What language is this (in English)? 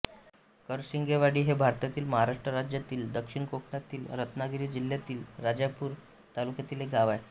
Marathi